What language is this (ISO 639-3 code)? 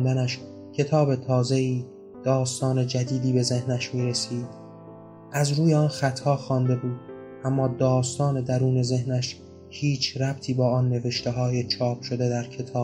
fas